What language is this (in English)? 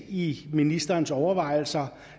Danish